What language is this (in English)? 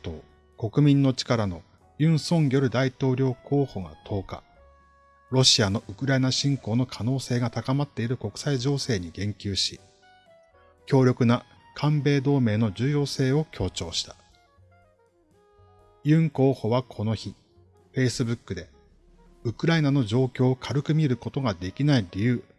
Japanese